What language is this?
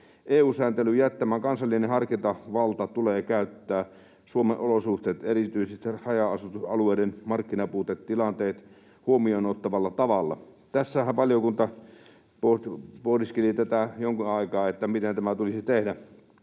Finnish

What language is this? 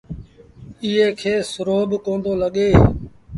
Sindhi Bhil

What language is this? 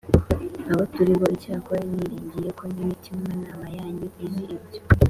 Kinyarwanda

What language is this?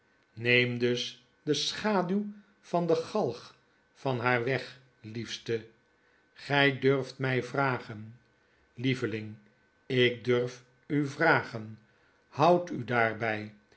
Dutch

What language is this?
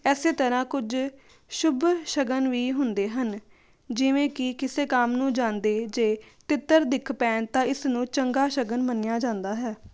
Punjabi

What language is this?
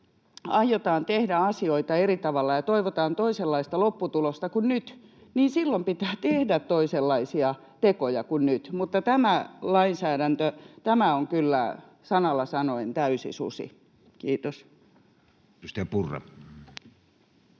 Finnish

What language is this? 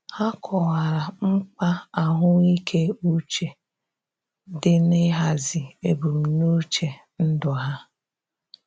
Igbo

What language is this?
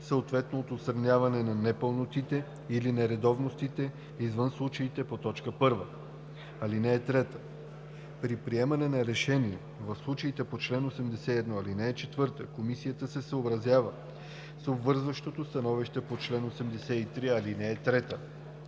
Bulgarian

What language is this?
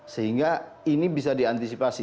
Indonesian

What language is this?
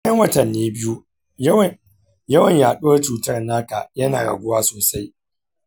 Hausa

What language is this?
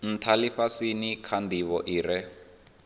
Venda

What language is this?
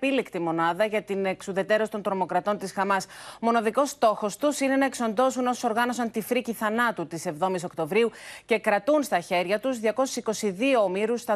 Greek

